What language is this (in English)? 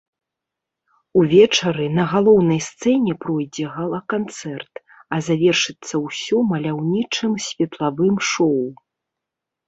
Belarusian